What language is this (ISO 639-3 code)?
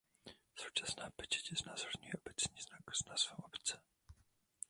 ces